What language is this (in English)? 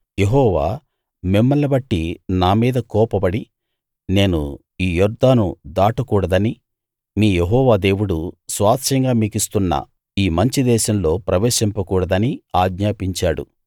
Telugu